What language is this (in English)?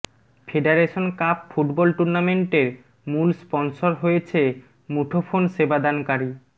Bangla